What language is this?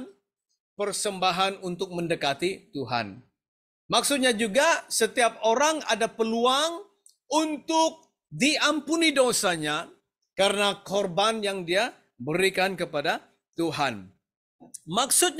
Indonesian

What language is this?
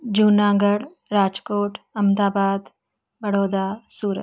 Sindhi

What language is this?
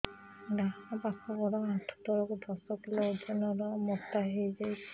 Odia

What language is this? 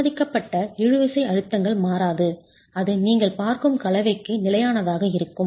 Tamil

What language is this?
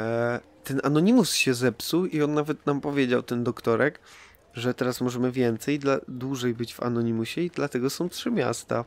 Polish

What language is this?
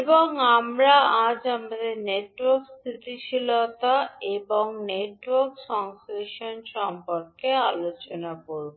Bangla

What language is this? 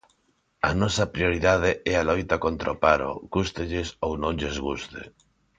Galician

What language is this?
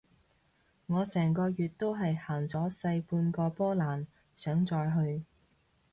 Cantonese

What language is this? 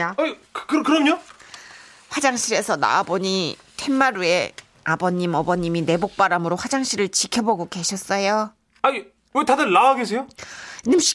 Korean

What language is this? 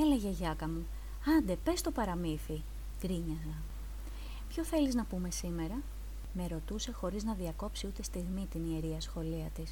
Greek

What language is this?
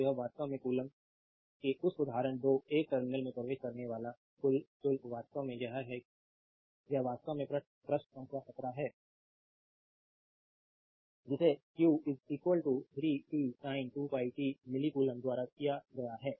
Hindi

